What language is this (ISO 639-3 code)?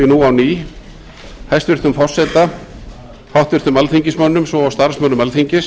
isl